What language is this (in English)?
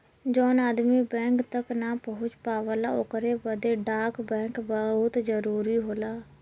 Bhojpuri